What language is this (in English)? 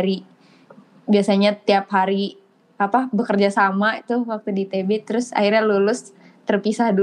Indonesian